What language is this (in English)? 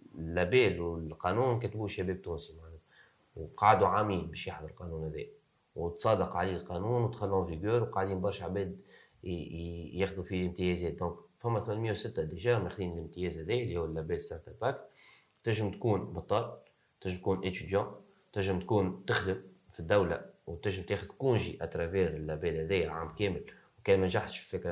Arabic